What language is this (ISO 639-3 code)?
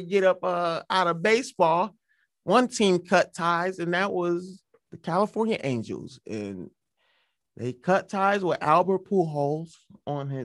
eng